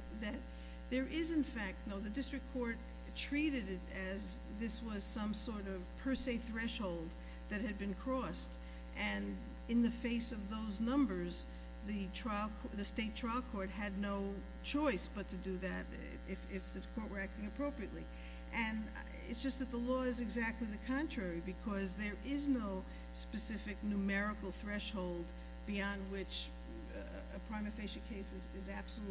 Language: English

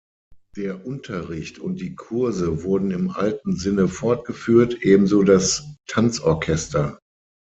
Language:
German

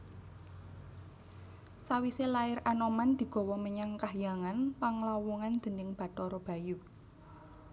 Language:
Javanese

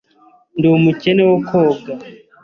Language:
Kinyarwanda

